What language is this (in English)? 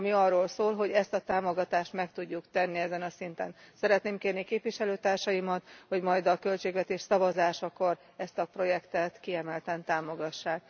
Hungarian